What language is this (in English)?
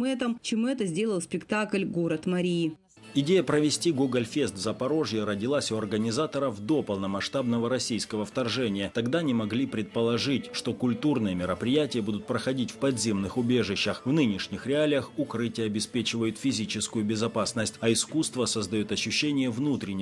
Russian